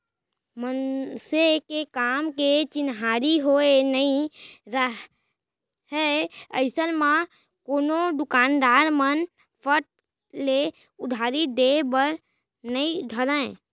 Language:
Chhattisgarhi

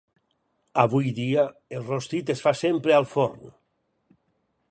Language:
Catalan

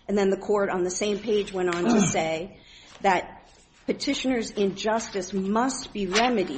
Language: English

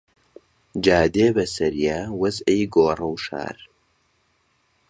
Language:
Central Kurdish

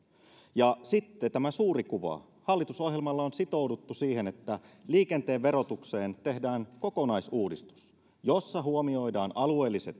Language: Finnish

